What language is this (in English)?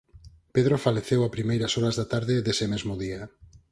Galician